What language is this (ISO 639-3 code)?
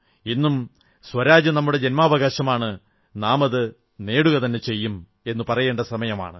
mal